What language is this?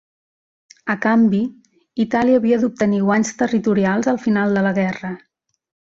Catalan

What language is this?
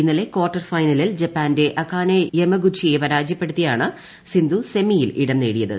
Malayalam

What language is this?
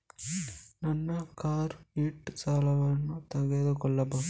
Kannada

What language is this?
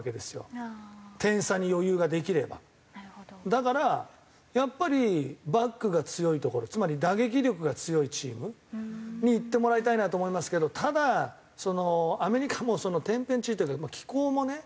Japanese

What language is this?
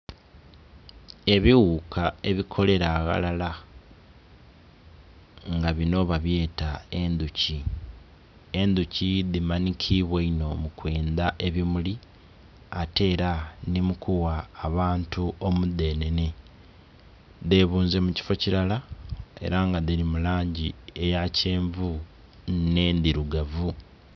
Soga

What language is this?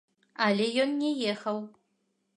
Belarusian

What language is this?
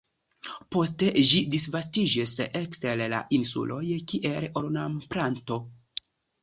Esperanto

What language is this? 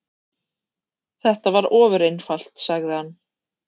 Icelandic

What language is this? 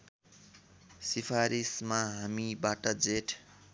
Nepali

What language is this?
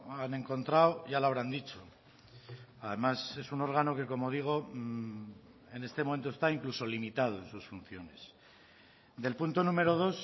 Spanish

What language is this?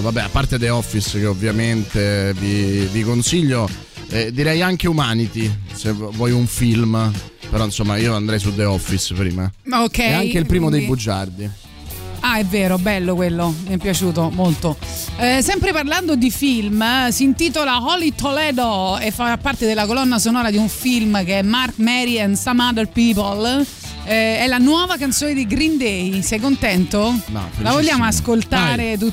Italian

